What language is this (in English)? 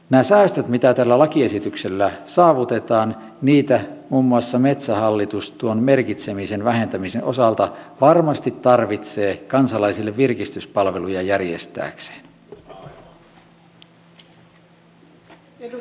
Finnish